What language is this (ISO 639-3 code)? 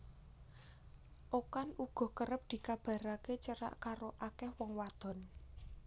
jav